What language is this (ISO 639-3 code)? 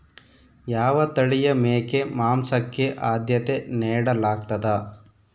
kan